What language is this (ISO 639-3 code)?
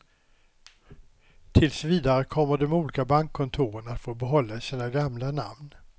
swe